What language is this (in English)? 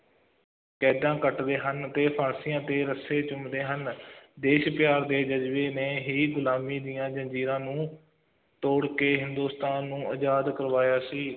Punjabi